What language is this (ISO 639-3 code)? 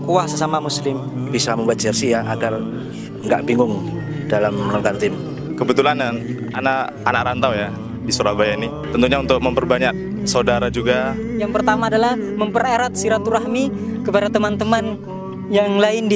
ind